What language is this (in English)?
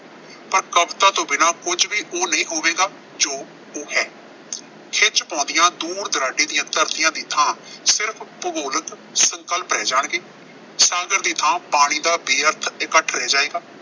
Punjabi